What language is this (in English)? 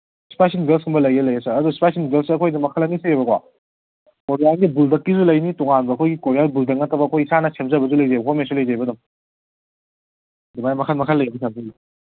Manipuri